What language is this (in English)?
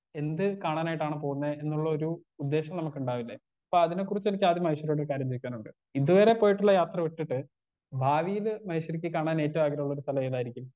Malayalam